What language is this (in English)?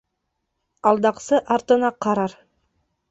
Bashkir